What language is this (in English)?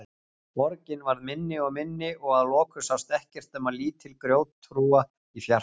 Icelandic